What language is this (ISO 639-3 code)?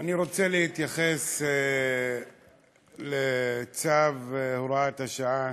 heb